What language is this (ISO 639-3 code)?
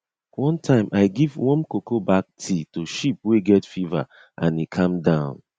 pcm